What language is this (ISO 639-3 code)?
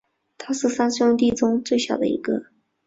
zho